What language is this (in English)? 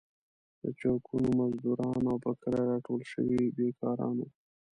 Pashto